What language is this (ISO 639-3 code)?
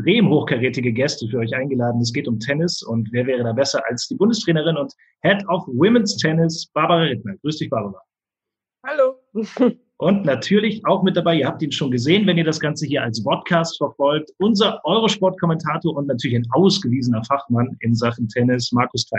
deu